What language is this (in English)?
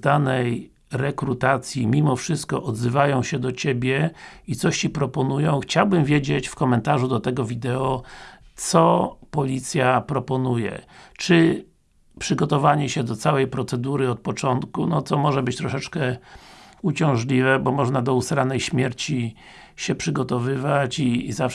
Polish